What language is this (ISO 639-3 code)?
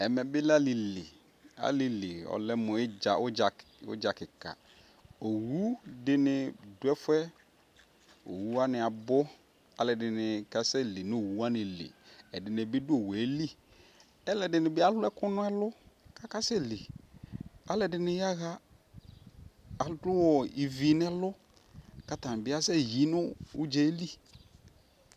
kpo